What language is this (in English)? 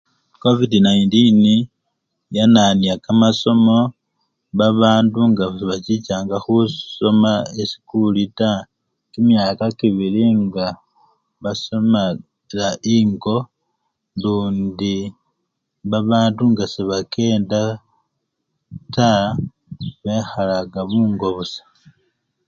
Luyia